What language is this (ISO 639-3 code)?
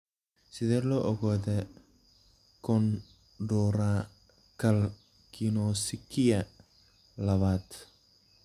som